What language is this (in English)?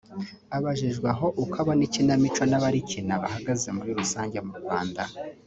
Kinyarwanda